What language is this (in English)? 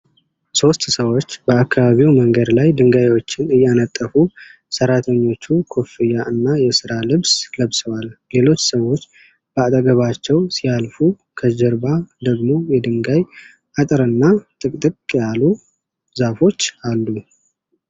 Amharic